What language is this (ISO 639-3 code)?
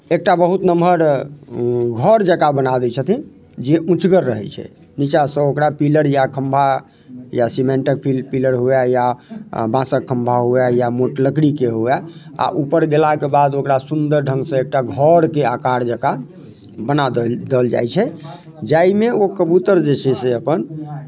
mai